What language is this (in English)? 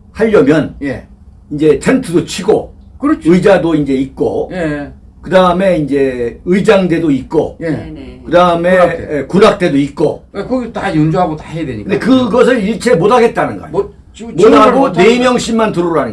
Korean